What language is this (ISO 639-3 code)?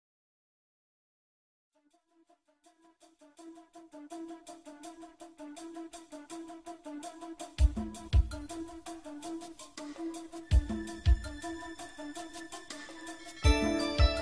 ind